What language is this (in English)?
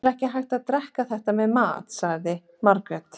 Icelandic